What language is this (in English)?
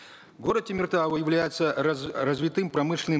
Kazakh